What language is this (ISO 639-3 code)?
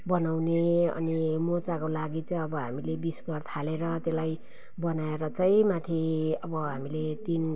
nep